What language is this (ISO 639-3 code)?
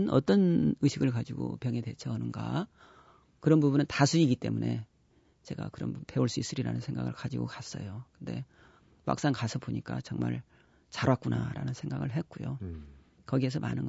kor